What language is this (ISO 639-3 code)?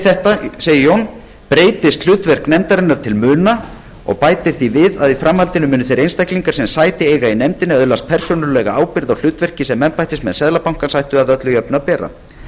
isl